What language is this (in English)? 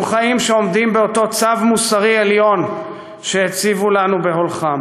Hebrew